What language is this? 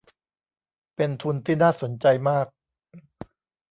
Thai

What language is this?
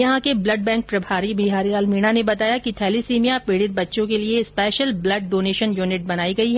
Hindi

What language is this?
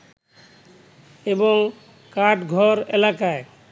Bangla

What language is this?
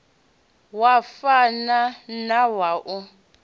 Venda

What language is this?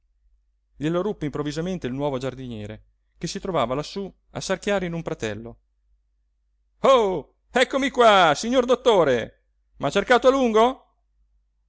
Italian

